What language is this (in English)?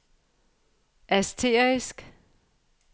Danish